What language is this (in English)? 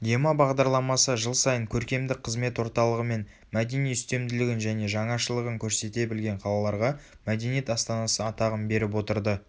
Kazakh